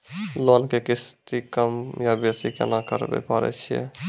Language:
Maithili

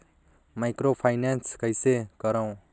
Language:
Chhattisgarhi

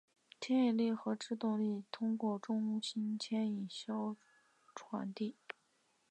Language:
Chinese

